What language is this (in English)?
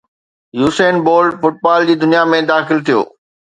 Sindhi